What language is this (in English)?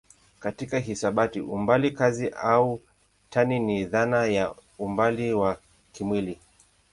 Swahili